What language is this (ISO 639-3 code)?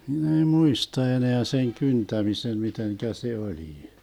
fin